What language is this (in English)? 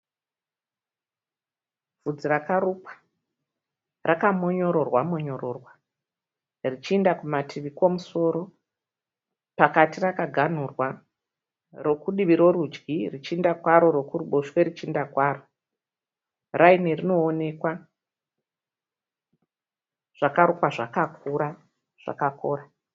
Shona